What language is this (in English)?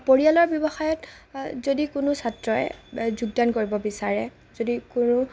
Assamese